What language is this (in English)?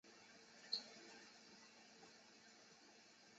Chinese